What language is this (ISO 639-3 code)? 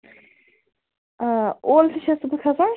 kas